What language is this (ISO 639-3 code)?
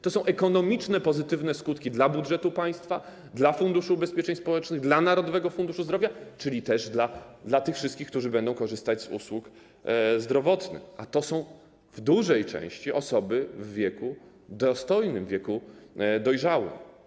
pol